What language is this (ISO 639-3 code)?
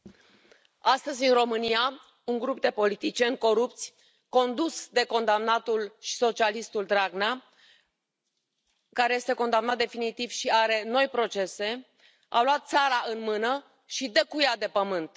ron